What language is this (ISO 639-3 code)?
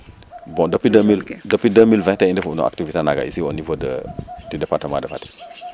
srr